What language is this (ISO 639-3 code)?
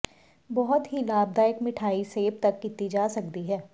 pan